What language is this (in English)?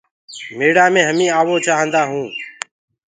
Gurgula